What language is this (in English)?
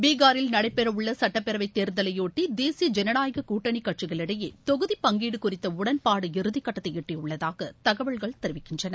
Tamil